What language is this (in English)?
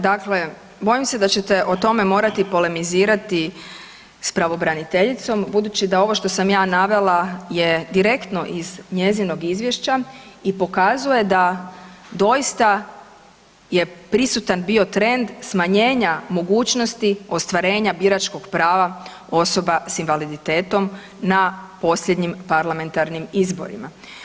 Croatian